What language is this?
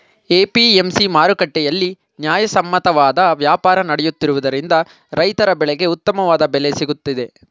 Kannada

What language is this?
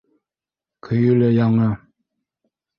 Bashkir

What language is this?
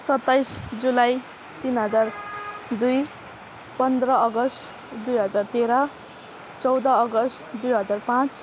Nepali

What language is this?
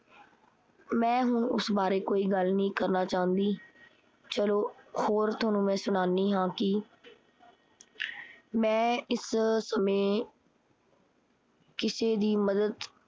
Punjabi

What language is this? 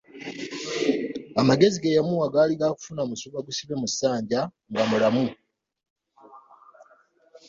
Ganda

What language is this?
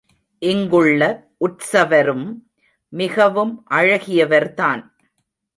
Tamil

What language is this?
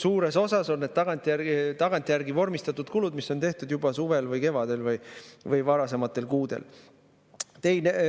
Estonian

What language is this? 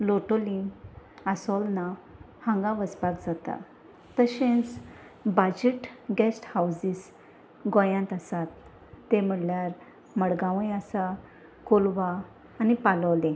Konkani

